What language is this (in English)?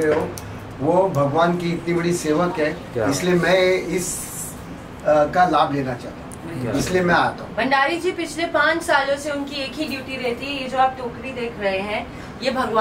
Hindi